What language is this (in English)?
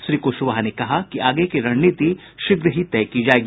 Hindi